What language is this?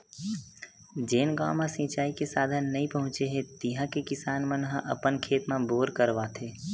Chhattisgarhi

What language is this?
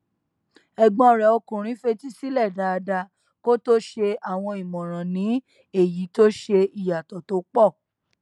Yoruba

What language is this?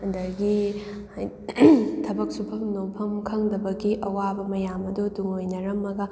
Manipuri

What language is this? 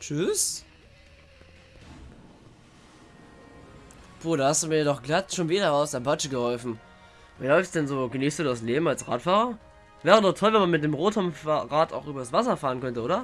German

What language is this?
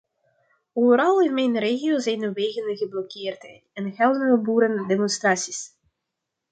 Dutch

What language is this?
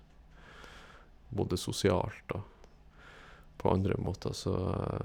Norwegian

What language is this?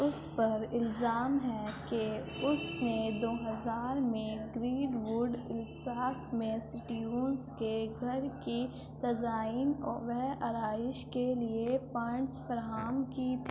Urdu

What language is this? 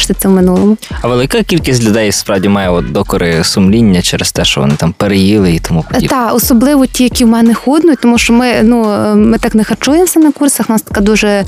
Ukrainian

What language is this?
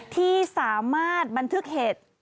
Thai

